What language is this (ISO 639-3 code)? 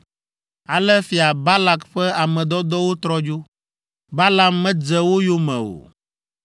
ewe